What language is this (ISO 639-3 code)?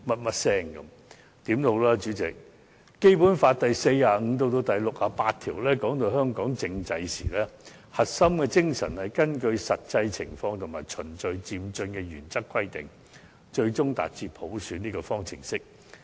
yue